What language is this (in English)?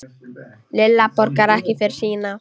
Icelandic